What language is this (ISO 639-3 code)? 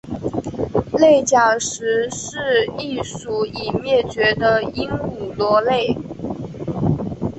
zho